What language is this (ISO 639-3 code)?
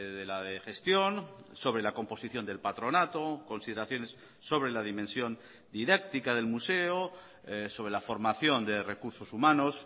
spa